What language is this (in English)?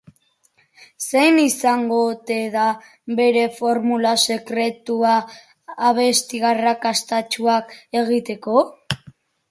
Basque